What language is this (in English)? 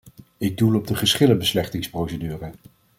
Dutch